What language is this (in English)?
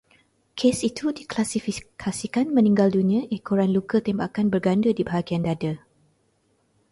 Malay